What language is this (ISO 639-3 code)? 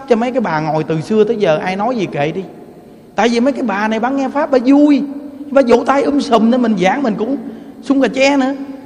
vie